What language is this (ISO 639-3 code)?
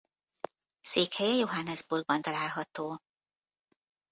hun